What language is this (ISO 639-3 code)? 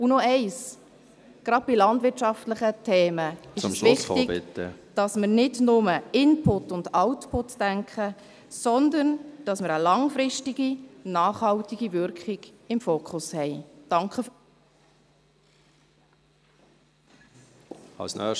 gsw